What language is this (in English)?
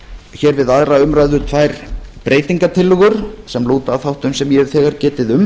Icelandic